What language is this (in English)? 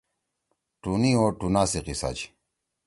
Torwali